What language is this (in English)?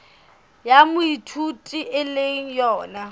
Southern Sotho